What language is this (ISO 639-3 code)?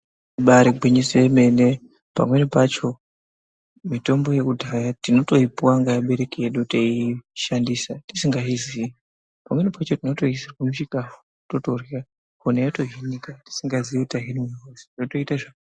ndc